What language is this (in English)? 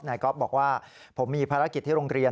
Thai